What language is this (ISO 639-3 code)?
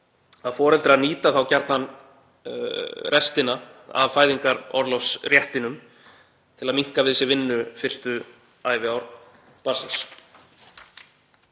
isl